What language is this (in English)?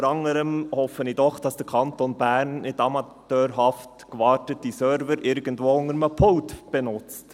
Swiss German